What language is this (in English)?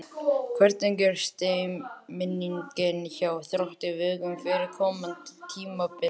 Icelandic